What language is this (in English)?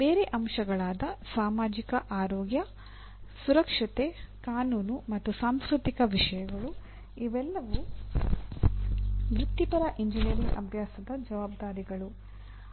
Kannada